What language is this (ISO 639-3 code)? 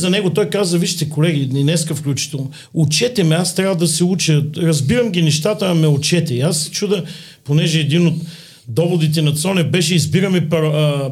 bul